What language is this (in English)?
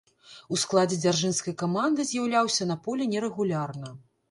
Belarusian